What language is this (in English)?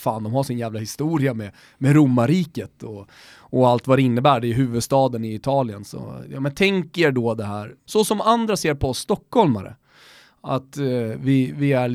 Swedish